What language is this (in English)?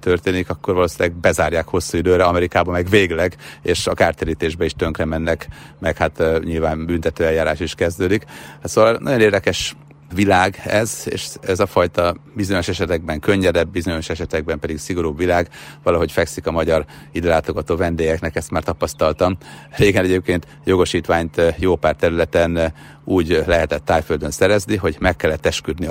Hungarian